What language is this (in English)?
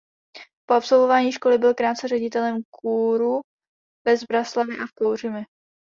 Czech